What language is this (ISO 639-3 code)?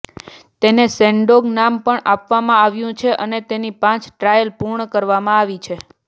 guj